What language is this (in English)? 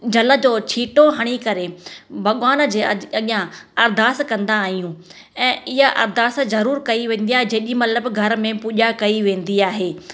Sindhi